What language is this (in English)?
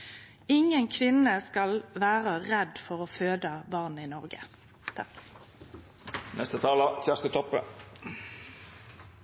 Norwegian Nynorsk